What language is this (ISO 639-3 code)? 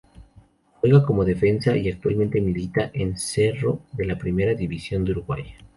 spa